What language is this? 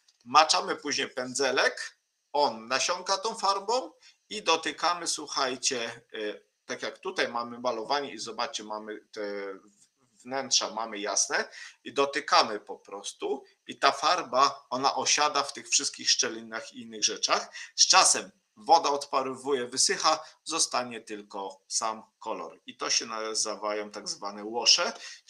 Polish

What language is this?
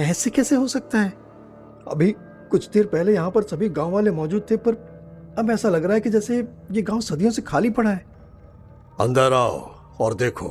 Hindi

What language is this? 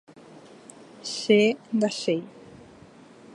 Guarani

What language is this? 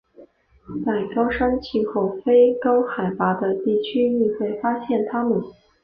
Chinese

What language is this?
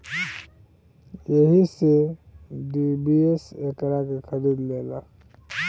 Bhojpuri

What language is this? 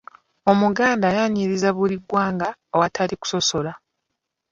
Ganda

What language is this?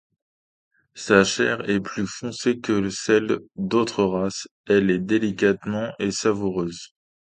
French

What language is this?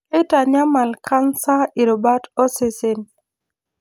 Masai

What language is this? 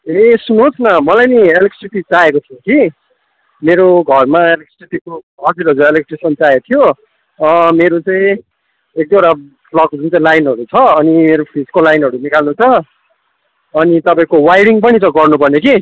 Nepali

